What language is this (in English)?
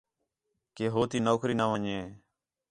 Khetrani